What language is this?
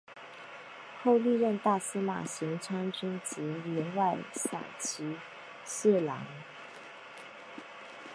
Chinese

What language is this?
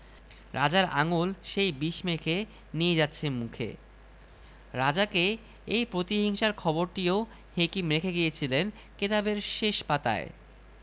Bangla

